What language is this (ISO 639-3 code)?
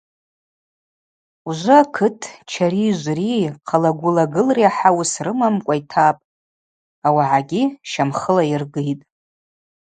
abq